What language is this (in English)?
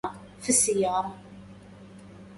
Arabic